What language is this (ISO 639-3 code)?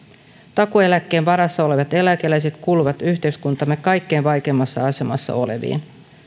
fin